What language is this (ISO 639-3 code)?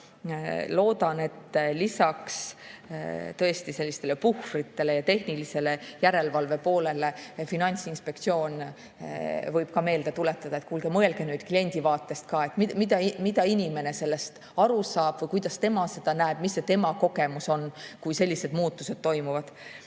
est